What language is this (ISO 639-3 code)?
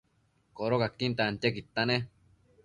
mcf